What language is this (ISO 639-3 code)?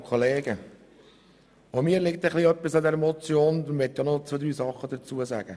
gsw